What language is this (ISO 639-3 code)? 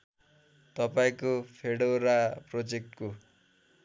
nep